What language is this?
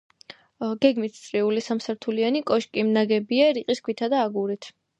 Georgian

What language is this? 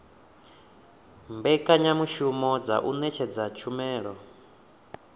Venda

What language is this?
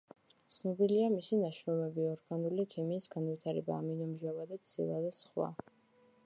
Georgian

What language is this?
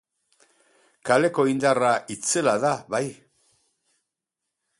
Basque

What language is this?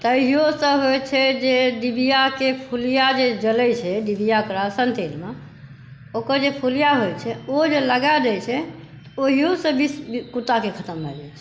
Maithili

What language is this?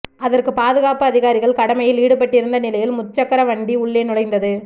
Tamil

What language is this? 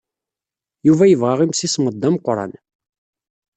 Kabyle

